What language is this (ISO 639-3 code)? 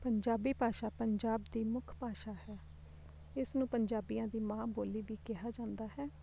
pan